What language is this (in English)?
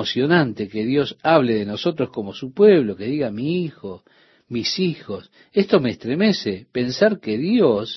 Spanish